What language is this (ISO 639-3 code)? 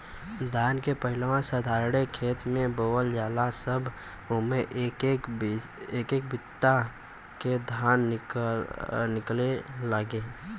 bho